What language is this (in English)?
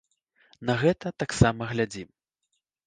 Belarusian